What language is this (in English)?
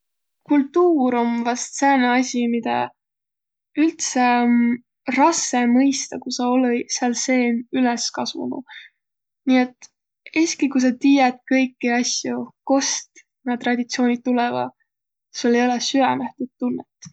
Võro